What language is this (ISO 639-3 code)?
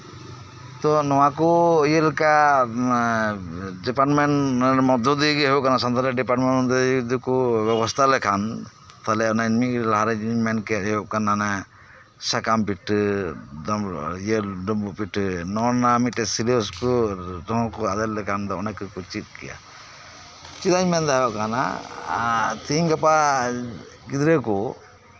sat